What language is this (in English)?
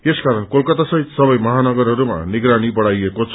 Nepali